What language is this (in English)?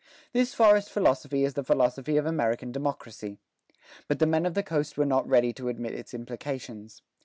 English